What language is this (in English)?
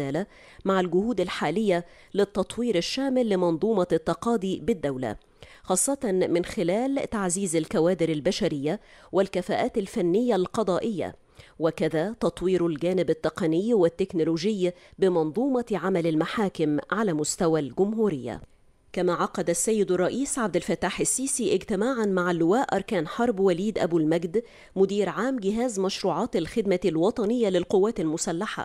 Arabic